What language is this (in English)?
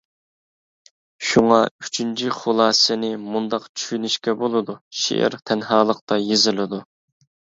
Uyghur